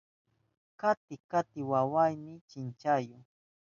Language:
Southern Pastaza Quechua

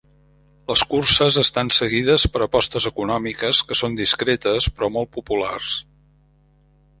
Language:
Catalan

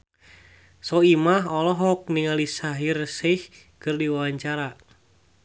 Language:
Sundanese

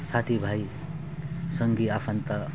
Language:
Nepali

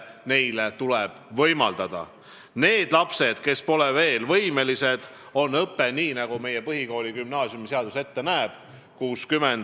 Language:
Estonian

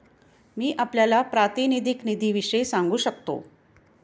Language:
Marathi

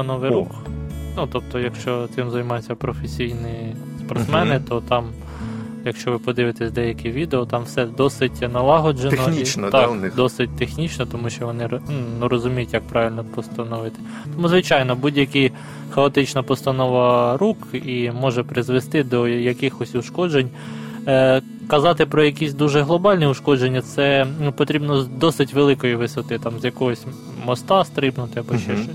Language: Ukrainian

